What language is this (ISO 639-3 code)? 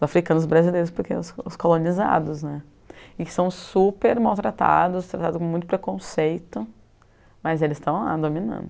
por